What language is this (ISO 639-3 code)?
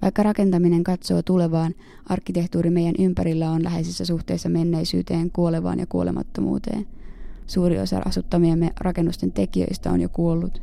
fin